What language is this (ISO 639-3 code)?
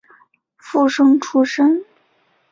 zho